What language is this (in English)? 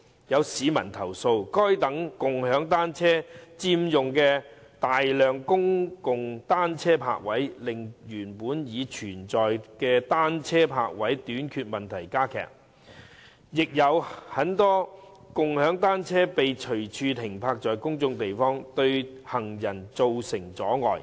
Cantonese